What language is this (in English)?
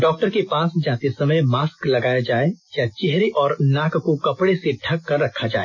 Hindi